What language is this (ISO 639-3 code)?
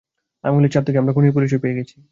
ben